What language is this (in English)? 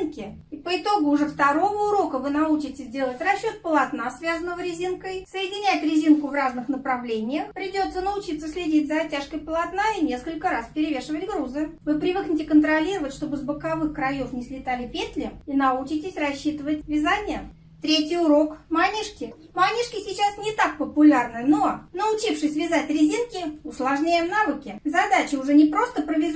Russian